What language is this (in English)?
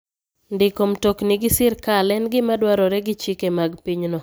Luo (Kenya and Tanzania)